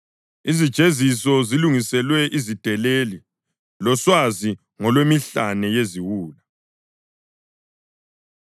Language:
North Ndebele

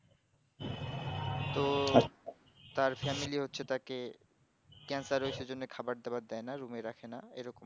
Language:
Bangla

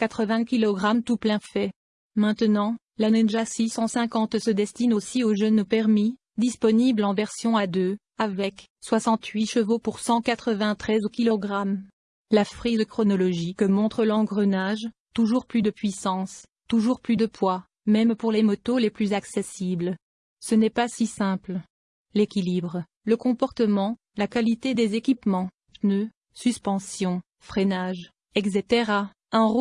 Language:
French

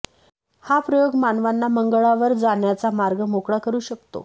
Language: Marathi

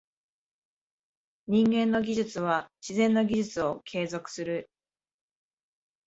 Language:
Japanese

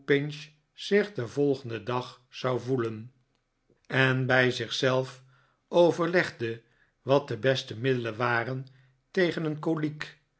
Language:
Dutch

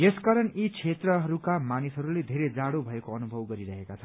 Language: Nepali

